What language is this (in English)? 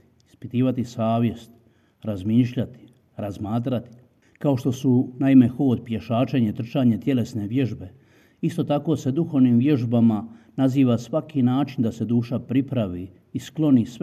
Croatian